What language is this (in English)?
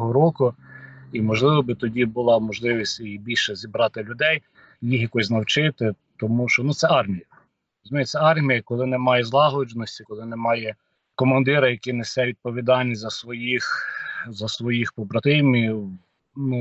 Ukrainian